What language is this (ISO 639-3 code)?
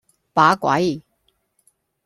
yue